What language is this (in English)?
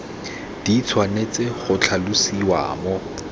Tswana